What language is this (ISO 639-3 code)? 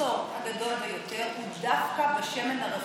heb